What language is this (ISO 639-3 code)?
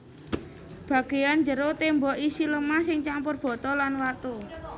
jav